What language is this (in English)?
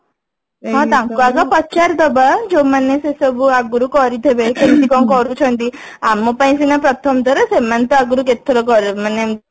Odia